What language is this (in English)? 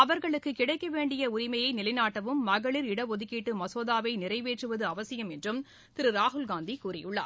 Tamil